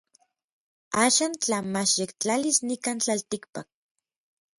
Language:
Orizaba Nahuatl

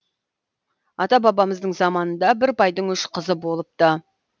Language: Kazakh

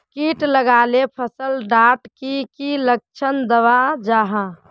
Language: Magahi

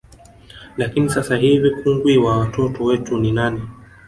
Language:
Swahili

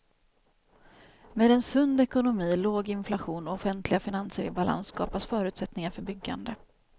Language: Swedish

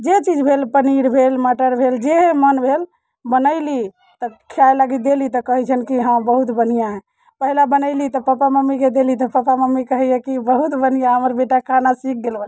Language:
Maithili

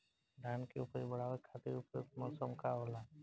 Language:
Bhojpuri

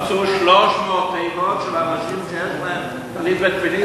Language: Hebrew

